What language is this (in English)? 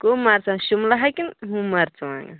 Kashmiri